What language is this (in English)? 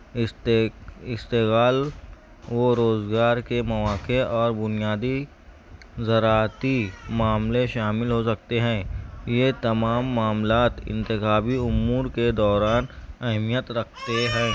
Urdu